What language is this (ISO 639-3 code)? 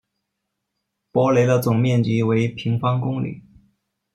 zho